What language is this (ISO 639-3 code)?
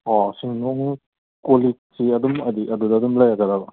mni